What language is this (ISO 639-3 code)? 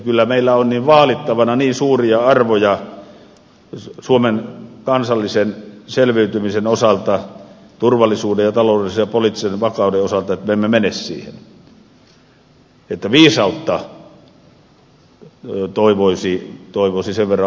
fin